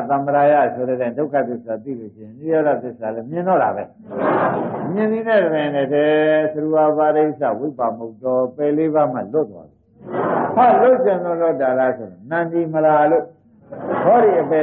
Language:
Arabic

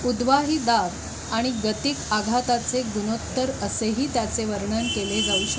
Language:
Marathi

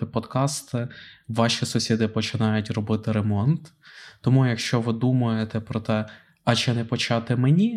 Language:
Ukrainian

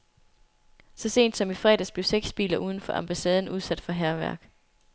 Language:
Danish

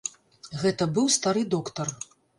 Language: Belarusian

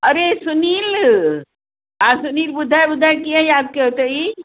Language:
Sindhi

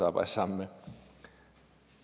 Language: Danish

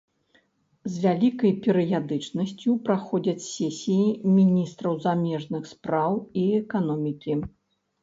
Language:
Belarusian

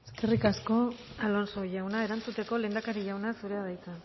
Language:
Basque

